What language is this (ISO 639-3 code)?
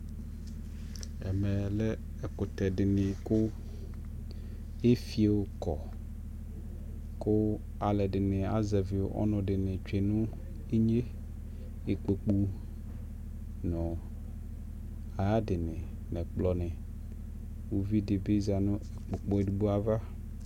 kpo